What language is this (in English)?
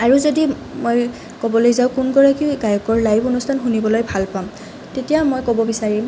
Assamese